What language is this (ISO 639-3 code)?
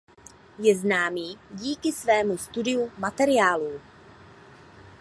ces